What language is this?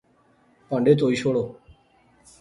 Pahari-Potwari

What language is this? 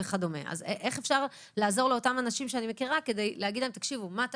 Hebrew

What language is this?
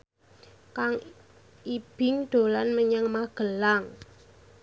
Javanese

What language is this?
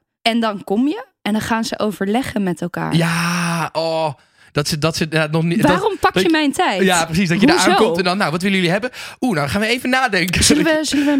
Dutch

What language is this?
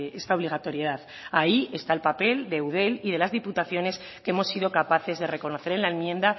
Spanish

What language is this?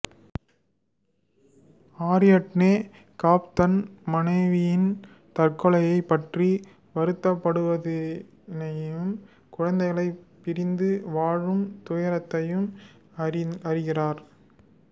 Tamil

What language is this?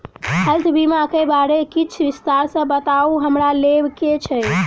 Maithili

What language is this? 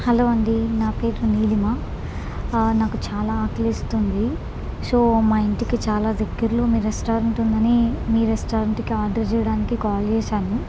Telugu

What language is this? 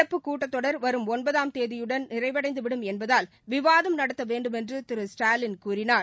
Tamil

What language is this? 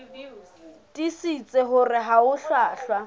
Southern Sotho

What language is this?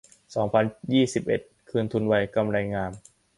Thai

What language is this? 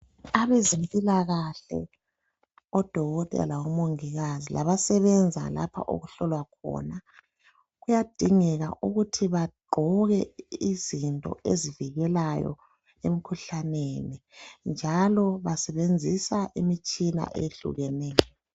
North Ndebele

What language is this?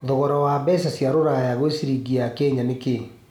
Kikuyu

